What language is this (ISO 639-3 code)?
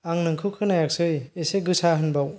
brx